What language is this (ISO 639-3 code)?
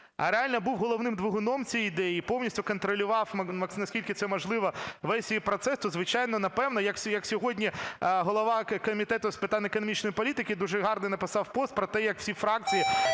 ukr